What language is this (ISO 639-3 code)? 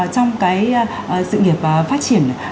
vie